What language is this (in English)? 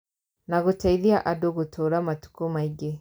Kikuyu